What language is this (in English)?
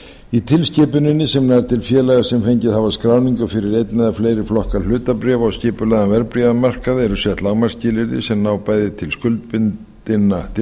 Icelandic